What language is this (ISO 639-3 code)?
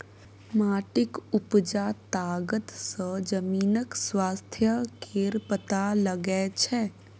mai